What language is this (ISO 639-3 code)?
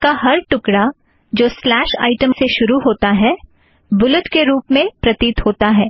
hin